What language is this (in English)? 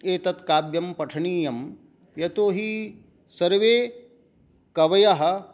Sanskrit